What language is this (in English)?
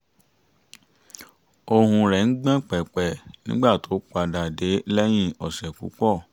Yoruba